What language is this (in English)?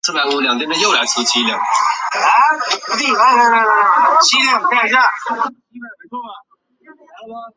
Chinese